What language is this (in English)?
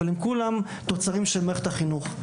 Hebrew